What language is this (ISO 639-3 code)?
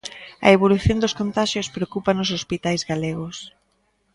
glg